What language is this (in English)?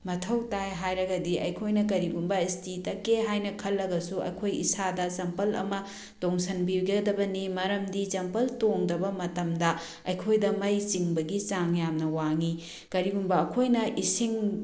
Manipuri